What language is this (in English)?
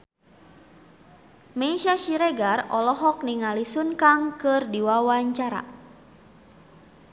Sundanese